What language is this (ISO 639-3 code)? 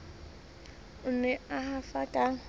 sot